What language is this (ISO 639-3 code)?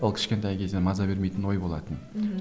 kaz